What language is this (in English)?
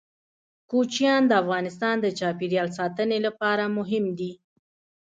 Pashto